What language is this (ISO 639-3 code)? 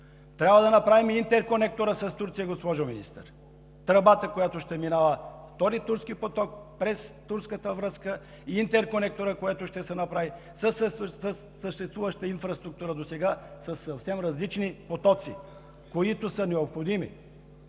bul